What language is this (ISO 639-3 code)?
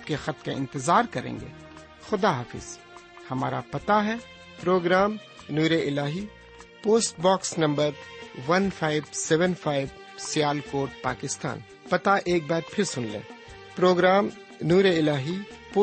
urd